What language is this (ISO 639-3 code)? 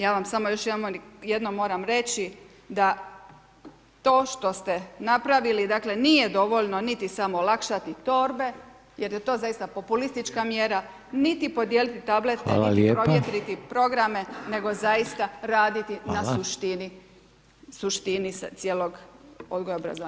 hrv